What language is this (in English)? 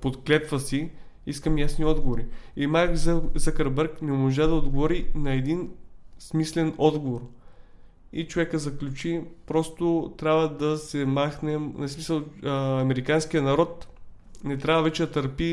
Bulgarian